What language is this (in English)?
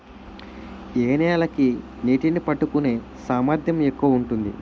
Telugu